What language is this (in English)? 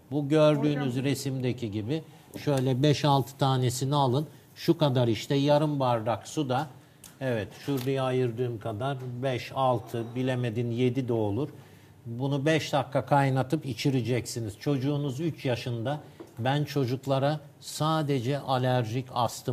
Turkish